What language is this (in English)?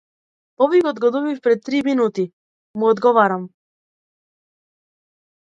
Macedonian